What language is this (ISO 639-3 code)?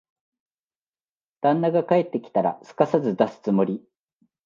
jpn